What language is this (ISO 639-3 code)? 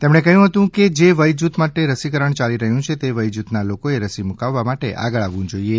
guj